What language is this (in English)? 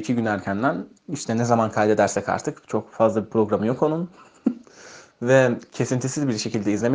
Turkish